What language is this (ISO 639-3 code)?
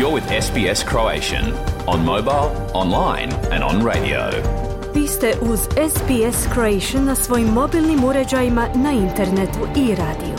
hrv